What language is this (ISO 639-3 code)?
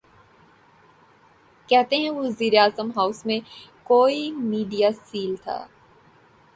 urd